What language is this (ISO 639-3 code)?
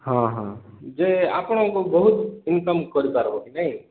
ori